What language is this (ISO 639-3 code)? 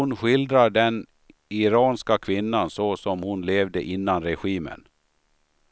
swe